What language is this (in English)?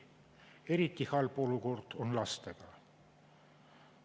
Estonian